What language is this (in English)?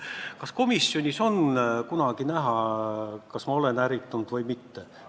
Estonian